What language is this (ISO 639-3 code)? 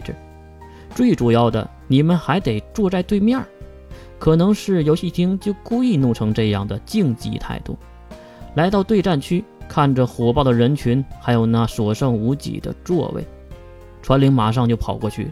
zho